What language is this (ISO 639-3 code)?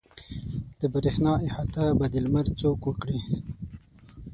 pus